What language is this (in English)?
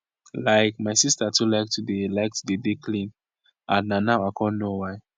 Nigerian Pidgin